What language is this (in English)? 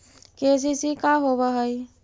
Magahi